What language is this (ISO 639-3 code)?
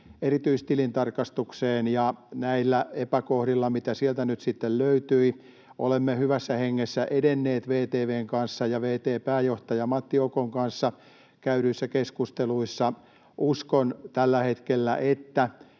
fin